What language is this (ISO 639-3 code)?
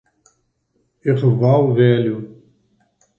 por